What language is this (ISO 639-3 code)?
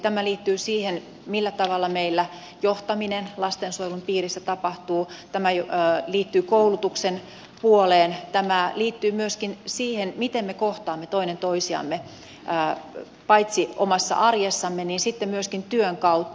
fin